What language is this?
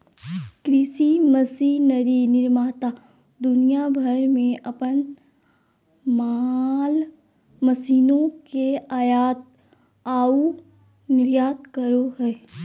Magahi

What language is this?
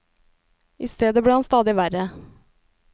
Norwegian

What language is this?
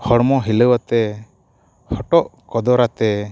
Santali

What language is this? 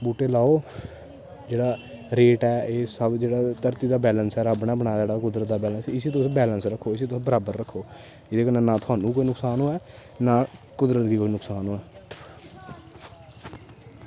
Dogri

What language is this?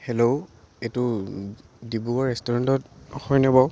Assamese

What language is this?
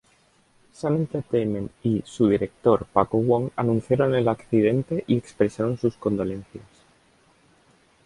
Spanish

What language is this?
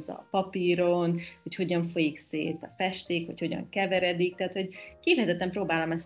Hungarian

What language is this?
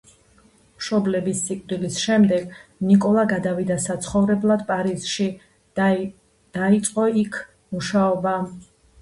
Georgian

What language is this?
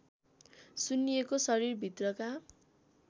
Nepali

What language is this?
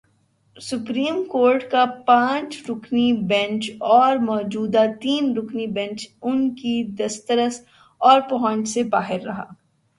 Urdu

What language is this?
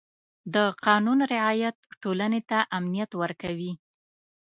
Pashto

